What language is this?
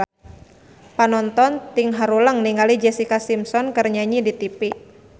Sundanese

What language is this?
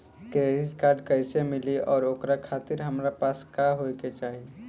Bhojpuri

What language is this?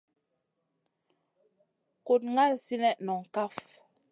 Masana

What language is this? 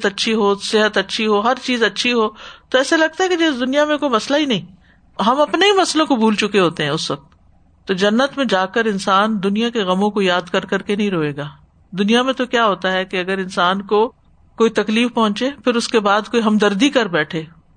Urdu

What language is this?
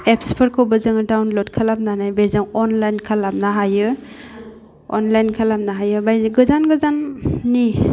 Bodo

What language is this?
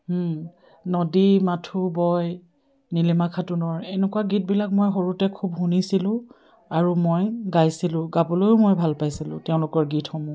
Assamese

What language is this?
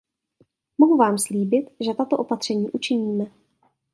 Czech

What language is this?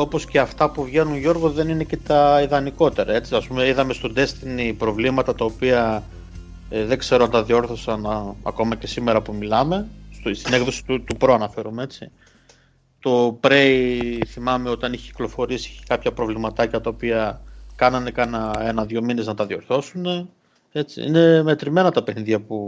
Greek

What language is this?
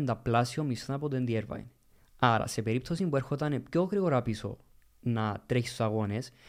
Greek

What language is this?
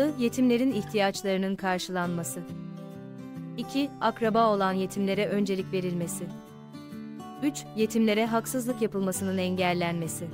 Turkish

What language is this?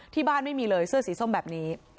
Thai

